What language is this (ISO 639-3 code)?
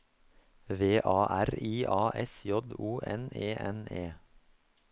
nor